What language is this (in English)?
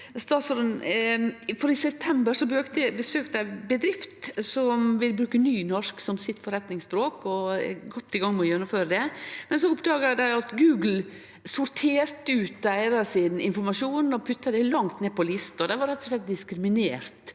Norwegian